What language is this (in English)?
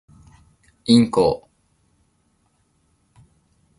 Japanese